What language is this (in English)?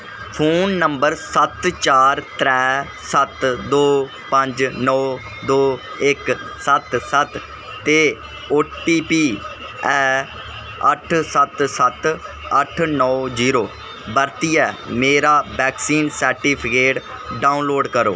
Dogri